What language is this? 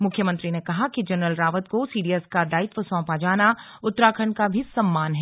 Hindi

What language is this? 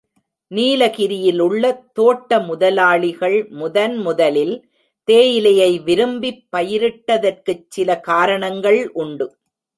Tamil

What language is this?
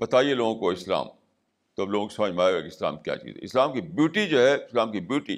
Urdu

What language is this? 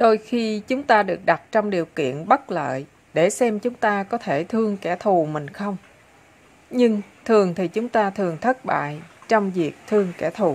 Vietnamese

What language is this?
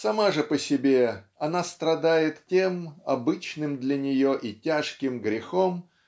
Russian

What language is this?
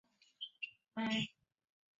Chinese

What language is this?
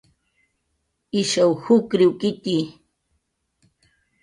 Jaqaru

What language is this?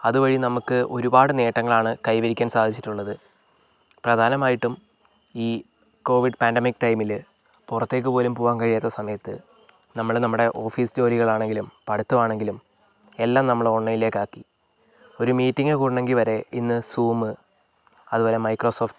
Malayalam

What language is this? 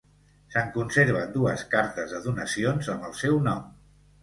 Catalan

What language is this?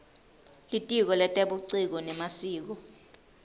Swati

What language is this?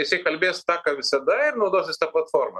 Lithuanian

